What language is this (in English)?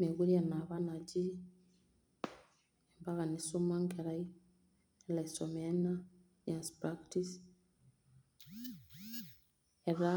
Masai